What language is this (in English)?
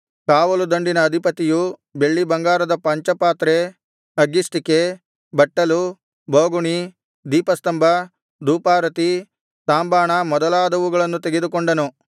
Kannada